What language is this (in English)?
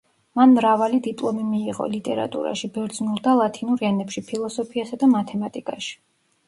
Georgian